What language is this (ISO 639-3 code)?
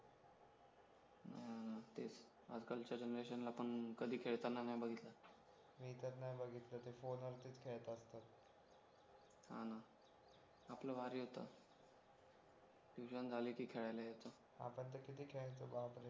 mar